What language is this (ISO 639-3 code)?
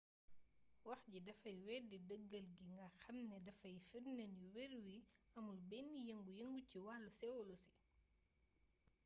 wol